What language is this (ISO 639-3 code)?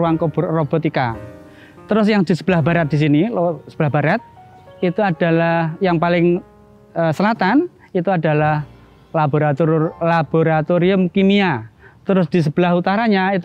ind